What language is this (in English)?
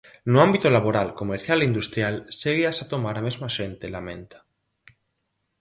Galician